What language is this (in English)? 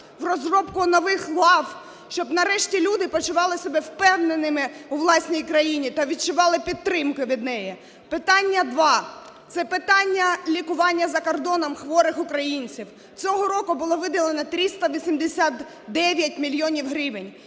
Ukrainian